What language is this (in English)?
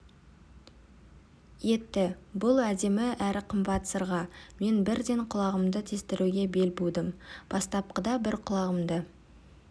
Kazakh